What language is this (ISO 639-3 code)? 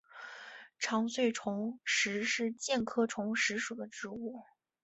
zho